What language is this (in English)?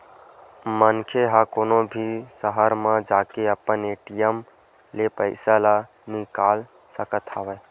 Chhattisgarhi